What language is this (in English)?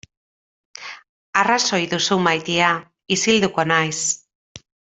Basque